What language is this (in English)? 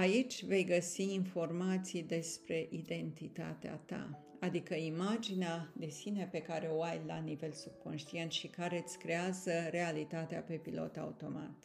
Romanian